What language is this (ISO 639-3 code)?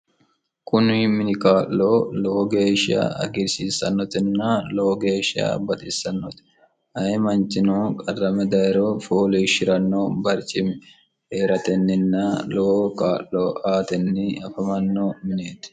sid